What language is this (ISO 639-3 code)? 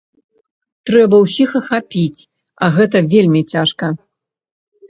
bel